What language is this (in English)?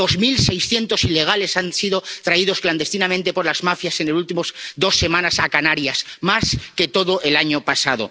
Spanish